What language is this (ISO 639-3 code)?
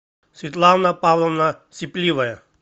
rus